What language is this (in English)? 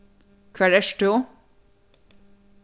Faroese